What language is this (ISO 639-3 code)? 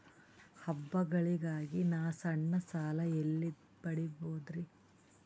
kan